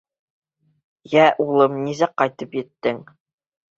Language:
Bashkir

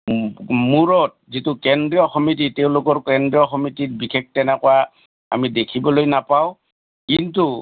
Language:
Assamese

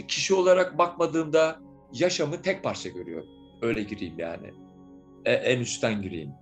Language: Turkish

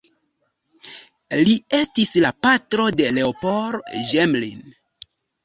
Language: Esperanto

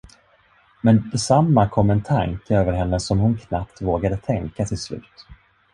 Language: Swedish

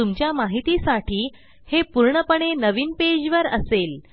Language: Marathi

